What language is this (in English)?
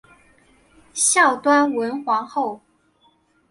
Chinese